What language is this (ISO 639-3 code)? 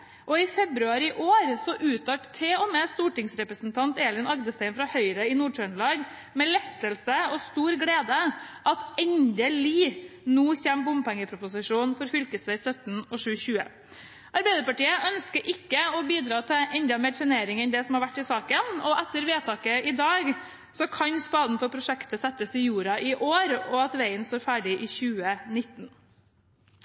nob